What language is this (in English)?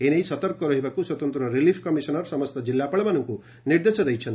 Odia